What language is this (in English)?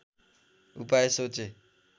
Nepali